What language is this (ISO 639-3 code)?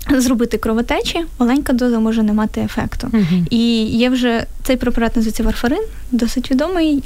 ukr